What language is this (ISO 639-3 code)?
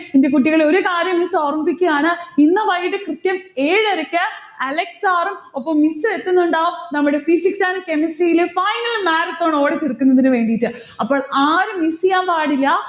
mal